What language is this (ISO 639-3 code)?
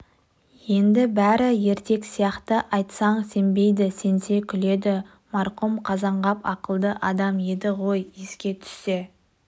kaz